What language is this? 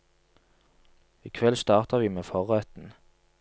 Norwegian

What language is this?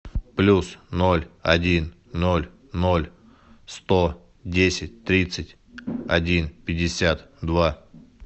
Russian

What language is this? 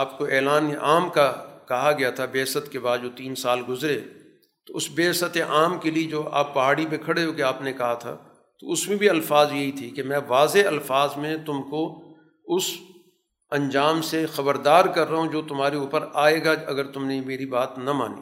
Urdu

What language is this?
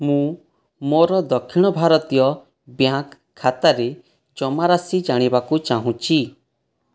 Odia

